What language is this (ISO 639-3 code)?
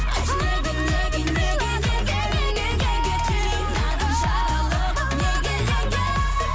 kaz